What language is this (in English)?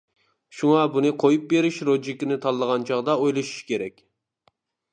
Uyghur